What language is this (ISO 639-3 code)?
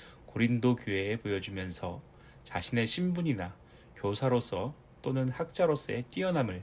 kor